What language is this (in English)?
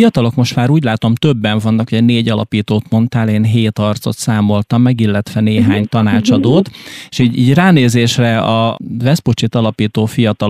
Hungarian